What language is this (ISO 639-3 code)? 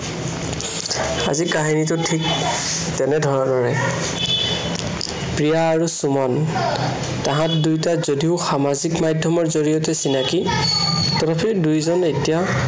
asm